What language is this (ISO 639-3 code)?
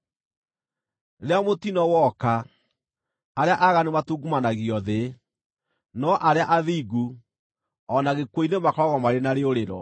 kik